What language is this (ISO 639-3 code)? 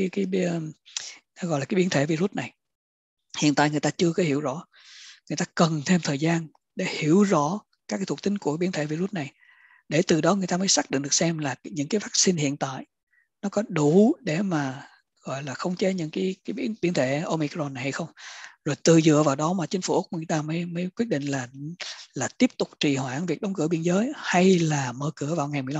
vie